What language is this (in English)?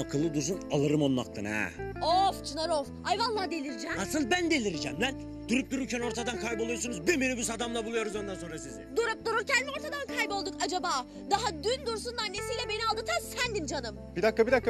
Turkish